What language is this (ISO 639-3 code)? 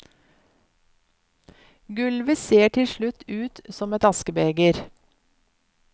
nor